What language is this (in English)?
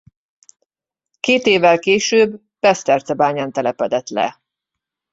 Hungarian